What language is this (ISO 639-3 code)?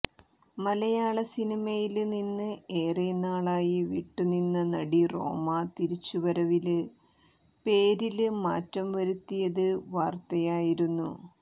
mal